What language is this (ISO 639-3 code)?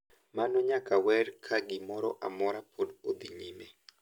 luo